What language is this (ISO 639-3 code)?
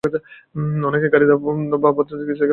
ben